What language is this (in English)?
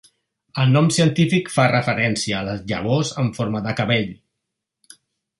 Catalan